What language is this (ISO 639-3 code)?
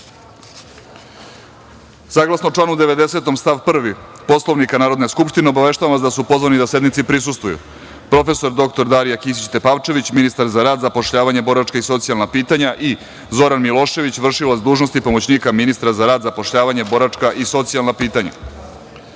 srp